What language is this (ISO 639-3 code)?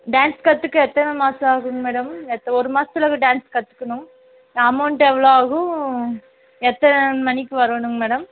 tam